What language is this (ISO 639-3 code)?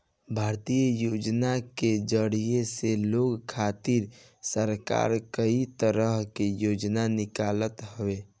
bho